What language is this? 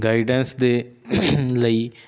Punjabi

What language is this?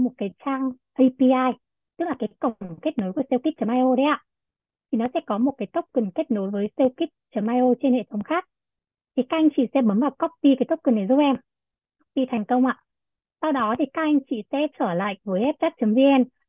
Vietnamese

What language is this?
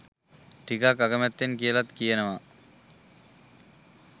Sinhala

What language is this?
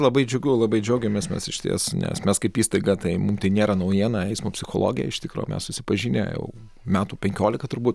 Lithuanian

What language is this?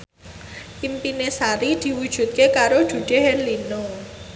Javanese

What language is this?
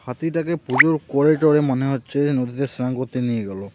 Bangla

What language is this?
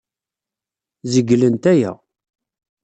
Kabyle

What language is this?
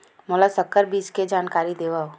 Chhattisgarhi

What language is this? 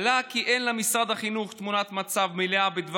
Hebrew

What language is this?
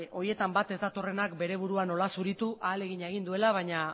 Basque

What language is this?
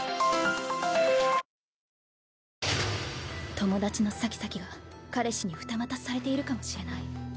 Japanese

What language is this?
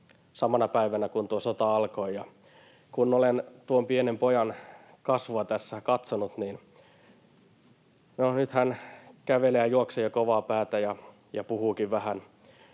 Finnish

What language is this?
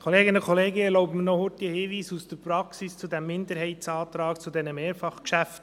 Swiss German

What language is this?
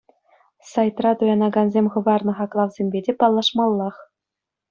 Chuvash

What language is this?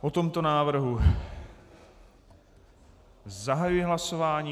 Czech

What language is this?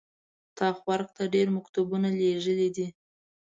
Pashto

